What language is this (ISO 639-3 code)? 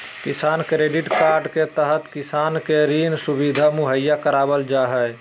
mag